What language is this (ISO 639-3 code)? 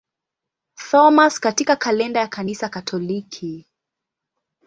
swa